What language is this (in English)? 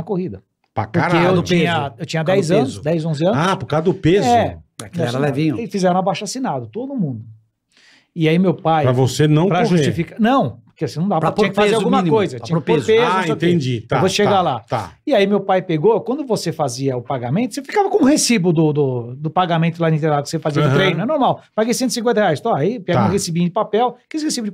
Portuguese